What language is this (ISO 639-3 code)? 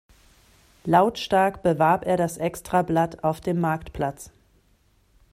deu